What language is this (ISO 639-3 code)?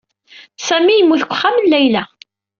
kab